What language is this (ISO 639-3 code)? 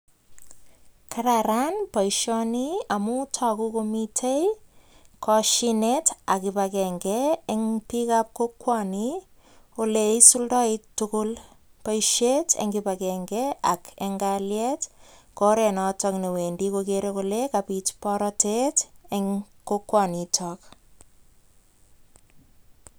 kln